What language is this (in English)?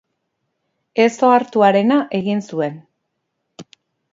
Basque